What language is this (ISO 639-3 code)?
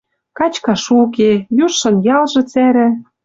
mrj